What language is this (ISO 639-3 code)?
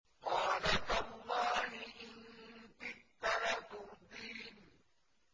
ara